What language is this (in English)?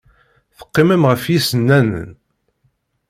Kabyle